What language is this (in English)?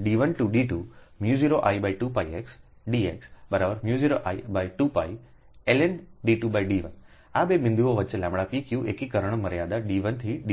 Gujarati